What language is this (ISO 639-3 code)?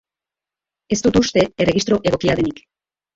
eus